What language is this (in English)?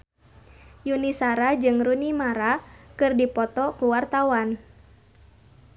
Sundanese